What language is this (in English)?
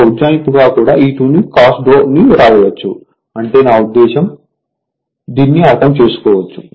Telugu